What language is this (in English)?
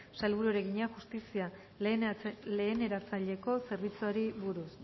Basque